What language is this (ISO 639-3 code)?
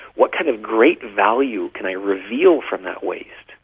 eng